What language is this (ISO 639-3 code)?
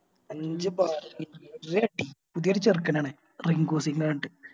mal